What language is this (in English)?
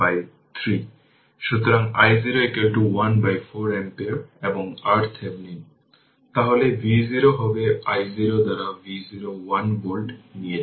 Bangla